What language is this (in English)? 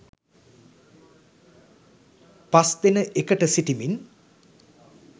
Sinhala